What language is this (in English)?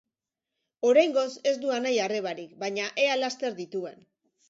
Basque